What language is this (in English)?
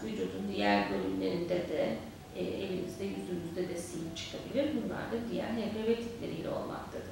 Turkish